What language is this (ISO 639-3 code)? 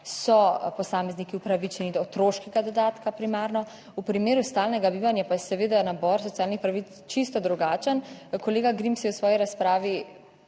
slv